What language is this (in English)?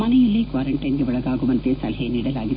Kannada